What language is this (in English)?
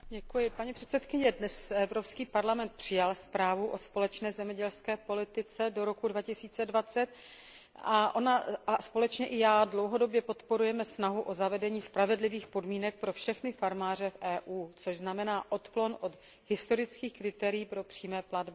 Czech